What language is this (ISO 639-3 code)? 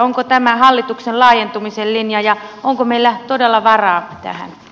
fin